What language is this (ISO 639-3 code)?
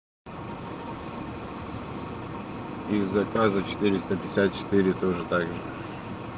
rus